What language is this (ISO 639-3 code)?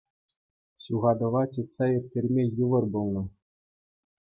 chv